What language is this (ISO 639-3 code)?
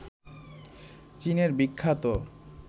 ben